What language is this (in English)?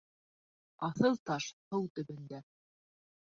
Bashkir